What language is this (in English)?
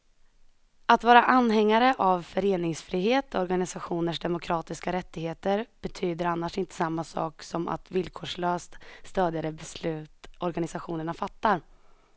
Swedish